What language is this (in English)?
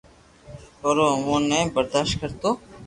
Loarki